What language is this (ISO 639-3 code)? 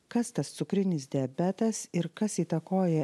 lit